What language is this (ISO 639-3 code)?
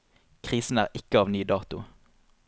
nor